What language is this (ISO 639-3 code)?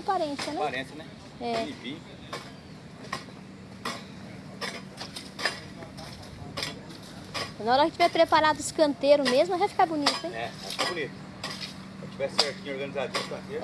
por